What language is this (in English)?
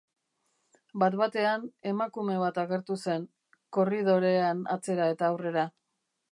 Basque